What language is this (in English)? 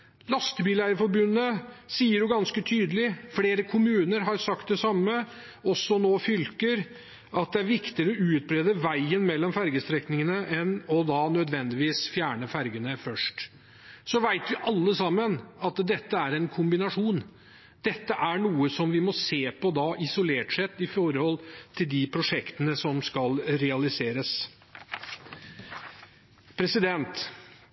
Norwegian Bokmål